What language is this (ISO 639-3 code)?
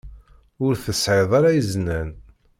kab